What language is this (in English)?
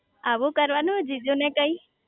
Gujarati